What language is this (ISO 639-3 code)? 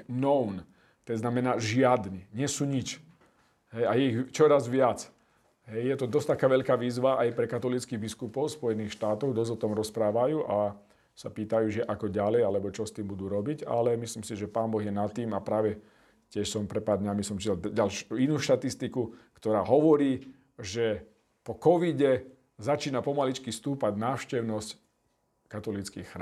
slk